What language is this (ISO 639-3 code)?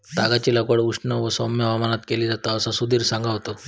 mar